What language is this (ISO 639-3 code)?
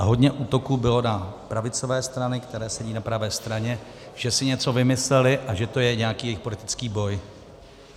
ces